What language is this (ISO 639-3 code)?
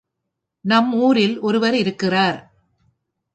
tam